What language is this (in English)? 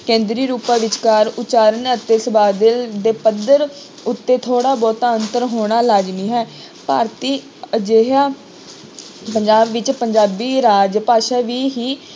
Punjabi